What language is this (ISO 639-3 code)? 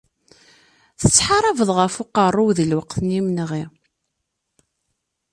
kab